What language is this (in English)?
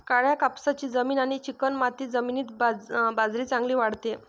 Marathi